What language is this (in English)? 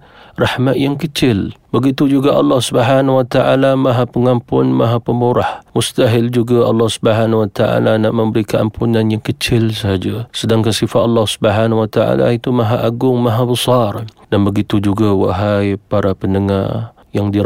Malay